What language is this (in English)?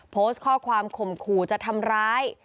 Thai